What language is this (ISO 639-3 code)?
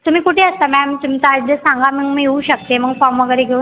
mar